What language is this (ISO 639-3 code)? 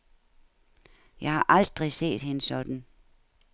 dan